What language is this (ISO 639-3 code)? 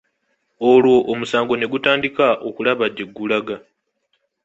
lug